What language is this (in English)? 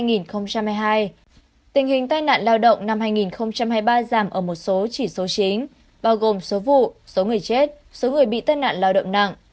Vietnamese